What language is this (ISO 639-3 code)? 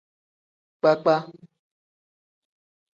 kdh